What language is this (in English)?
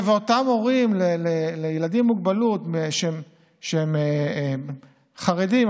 Hebrew